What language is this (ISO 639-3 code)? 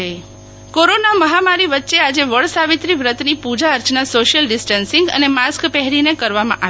guj